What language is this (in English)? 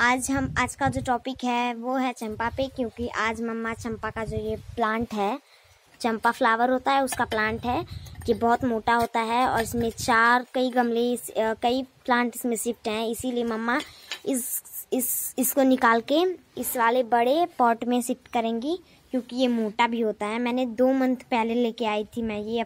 Hindi